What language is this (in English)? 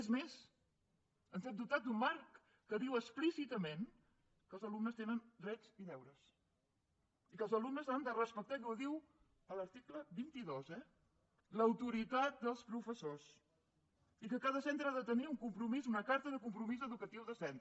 Catalan